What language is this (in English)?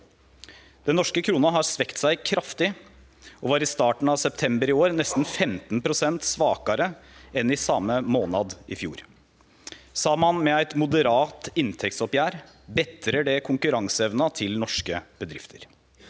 Norwegian